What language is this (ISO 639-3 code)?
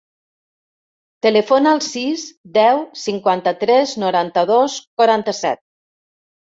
cat